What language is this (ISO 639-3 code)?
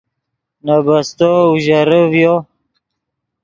ydg